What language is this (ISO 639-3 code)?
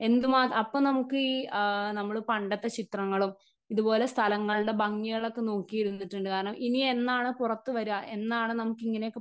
mal